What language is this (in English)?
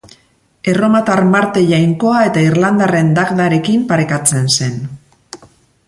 Basque